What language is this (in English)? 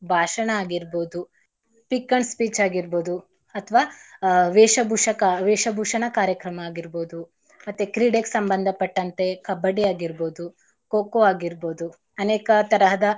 Kannada